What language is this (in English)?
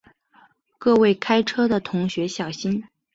Chinese